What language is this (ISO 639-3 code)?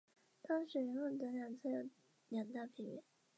zho